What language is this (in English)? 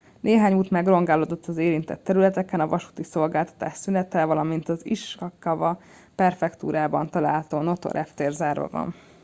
Hungarian